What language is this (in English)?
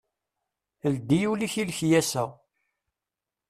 Kabyle